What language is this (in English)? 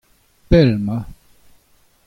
Breton